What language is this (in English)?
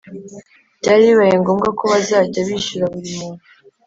Kinyarwanda